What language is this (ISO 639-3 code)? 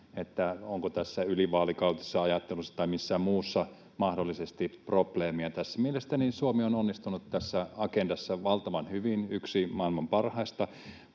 fin